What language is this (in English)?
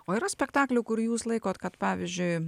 Lithuanian